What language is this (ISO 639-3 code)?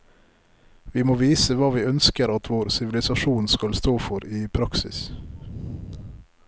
nor